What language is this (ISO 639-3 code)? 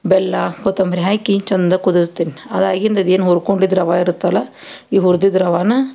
kan